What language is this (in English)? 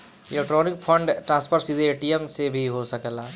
Bhojpuri